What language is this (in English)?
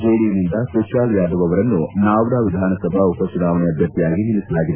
Kannada